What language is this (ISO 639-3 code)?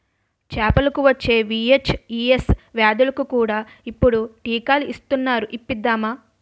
tel